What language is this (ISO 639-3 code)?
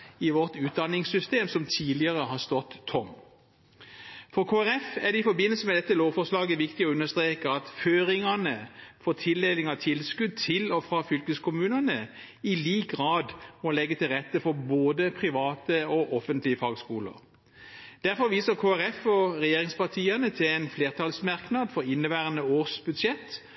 nob